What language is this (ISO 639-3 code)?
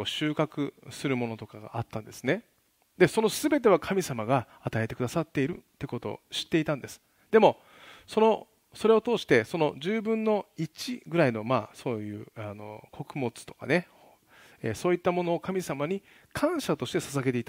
jpn